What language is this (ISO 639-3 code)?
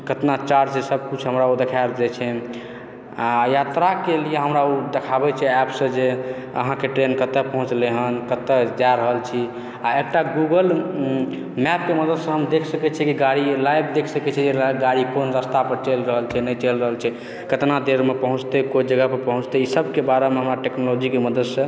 mai